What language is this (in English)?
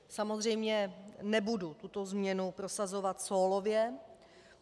Czech